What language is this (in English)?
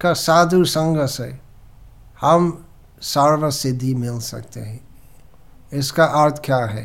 Hindi